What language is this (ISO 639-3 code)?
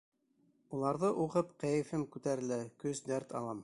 bak